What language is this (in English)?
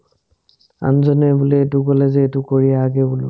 Assamese